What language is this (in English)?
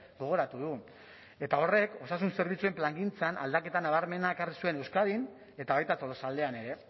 Basque